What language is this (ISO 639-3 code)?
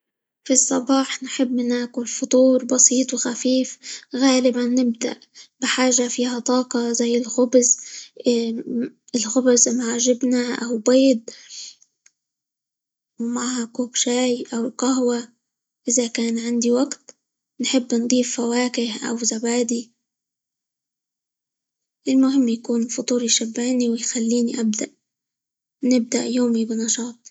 ayl